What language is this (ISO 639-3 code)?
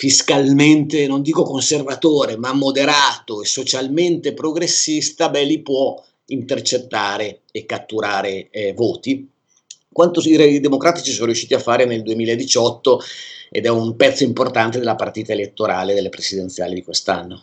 ita